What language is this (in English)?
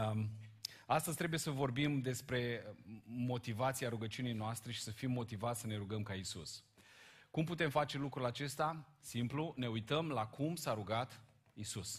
Romanian